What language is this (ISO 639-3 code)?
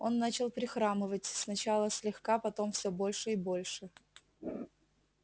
rus